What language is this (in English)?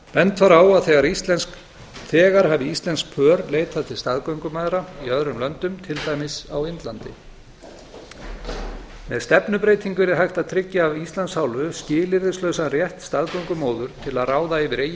Icelandic